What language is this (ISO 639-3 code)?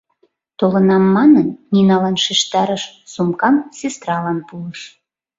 chm